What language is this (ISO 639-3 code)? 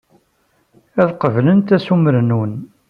kab